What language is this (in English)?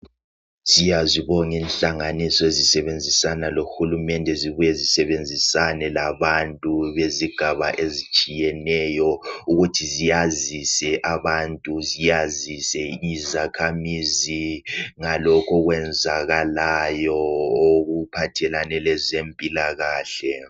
North Ndebele